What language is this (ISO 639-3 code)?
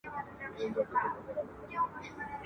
pus